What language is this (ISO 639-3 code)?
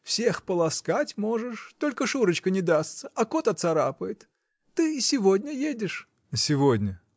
rus